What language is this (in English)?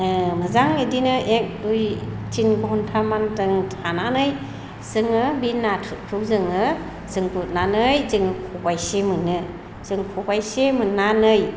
Bodo